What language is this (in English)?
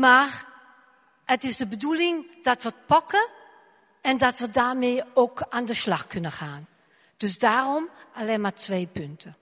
Dutch